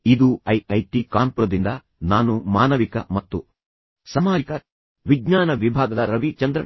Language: Kannada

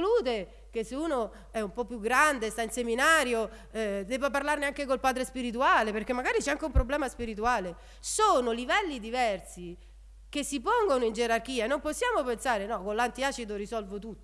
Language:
Italian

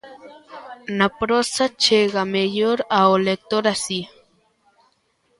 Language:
Galician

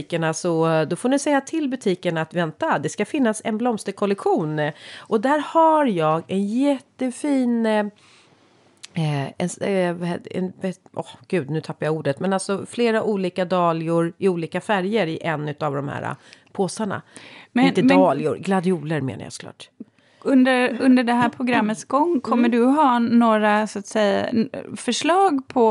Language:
Swedish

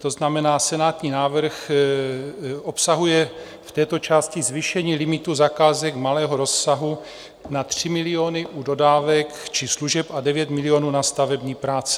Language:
Czech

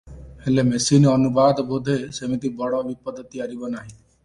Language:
Odia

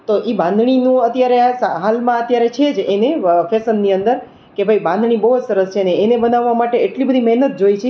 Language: Gujarati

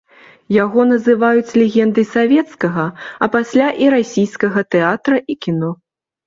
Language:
Belarusian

